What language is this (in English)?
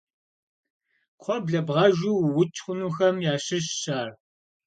Kabardian